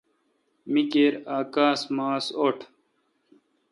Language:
Kalkoti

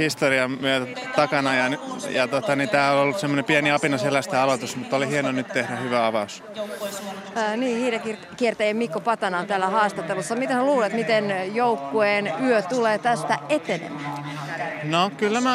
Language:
Finnish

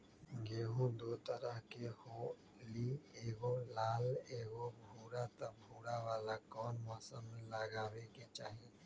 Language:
Magahi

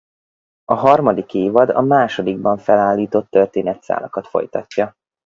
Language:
Hungarian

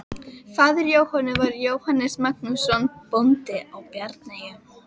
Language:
Icelandic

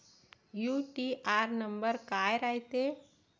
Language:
Marathi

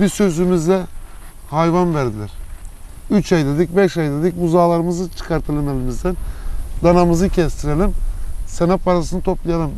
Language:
Turkish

